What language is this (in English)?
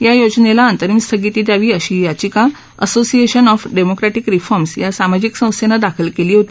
Marathi